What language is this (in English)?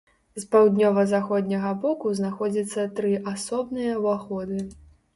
Belarusian